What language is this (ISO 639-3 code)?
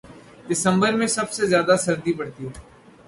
urd